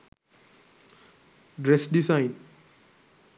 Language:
Sinhala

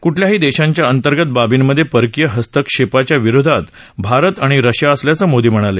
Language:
Marathi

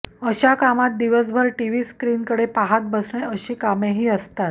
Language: Marathi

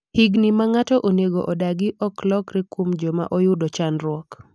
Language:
Luo (Kenya and Tanzania)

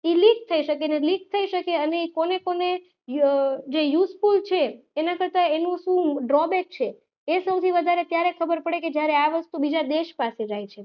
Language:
Gujarati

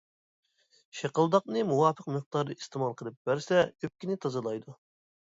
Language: Uyghur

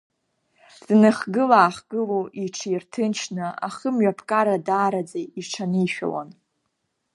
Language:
Abkhazian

